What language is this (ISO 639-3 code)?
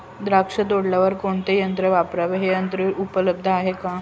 mar